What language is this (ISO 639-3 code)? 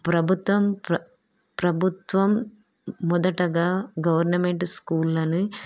tel